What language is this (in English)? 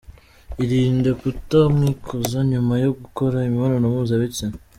Kinyarwanda